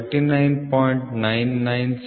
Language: Kannada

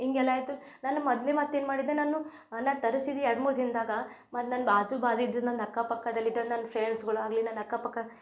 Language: Kannada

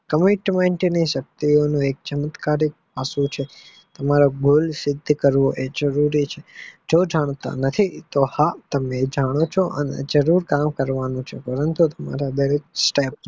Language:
Gujarati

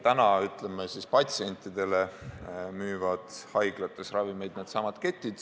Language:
Estonian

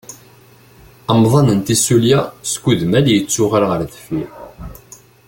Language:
Kabyle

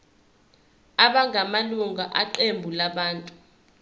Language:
Zulu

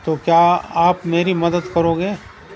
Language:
Urdu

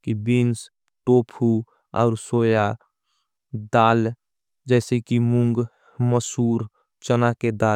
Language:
Angika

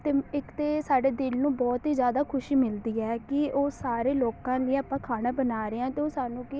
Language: Punjabi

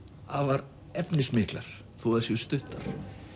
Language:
Icelandic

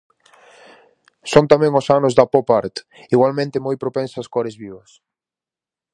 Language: Galician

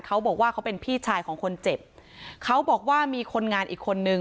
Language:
Thai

